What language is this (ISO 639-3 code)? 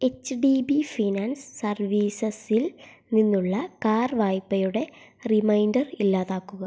mal